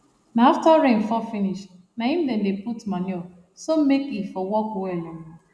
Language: Nigerian Pidgin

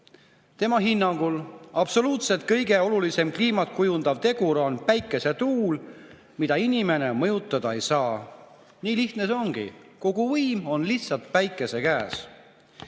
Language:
Estonian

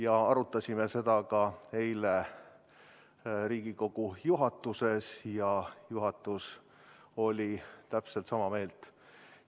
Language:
Estonian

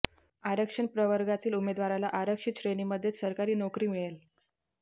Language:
Marathi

